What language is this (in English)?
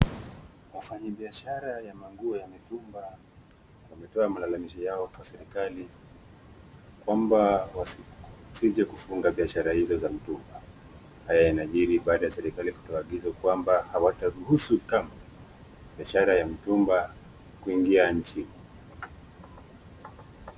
Swahili